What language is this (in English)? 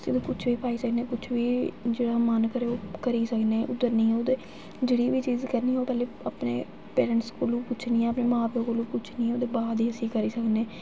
Dogri